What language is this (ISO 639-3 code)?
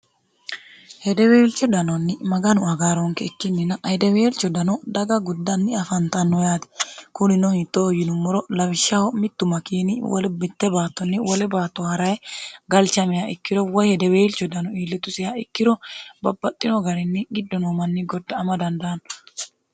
sid